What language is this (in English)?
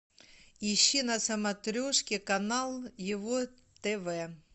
Russian